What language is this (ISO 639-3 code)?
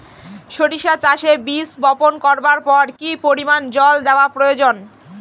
ben